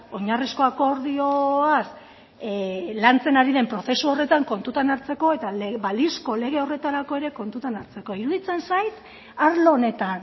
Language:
Basque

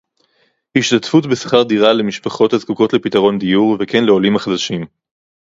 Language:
Hebrew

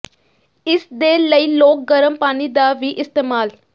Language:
Punjabi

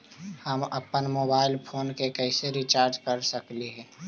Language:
Magahi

